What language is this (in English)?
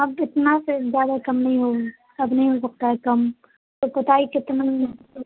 Urdu